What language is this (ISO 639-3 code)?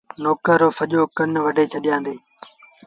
sbn